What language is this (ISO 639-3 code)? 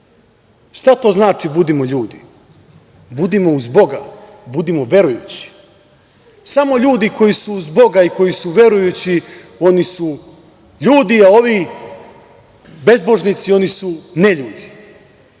srp